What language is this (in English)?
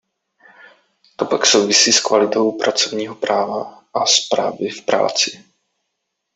Czech